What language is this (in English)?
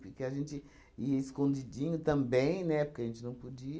Portuguese